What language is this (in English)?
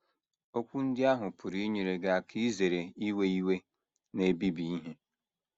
Igbo